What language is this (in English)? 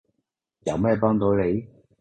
Cantonese